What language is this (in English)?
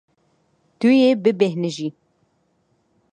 Kurdish